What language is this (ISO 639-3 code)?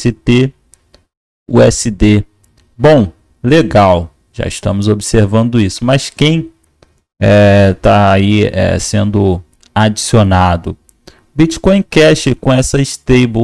por